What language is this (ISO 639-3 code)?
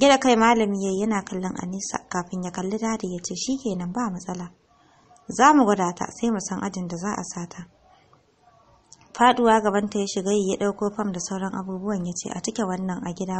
ara